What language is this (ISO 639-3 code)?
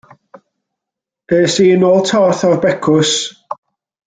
cym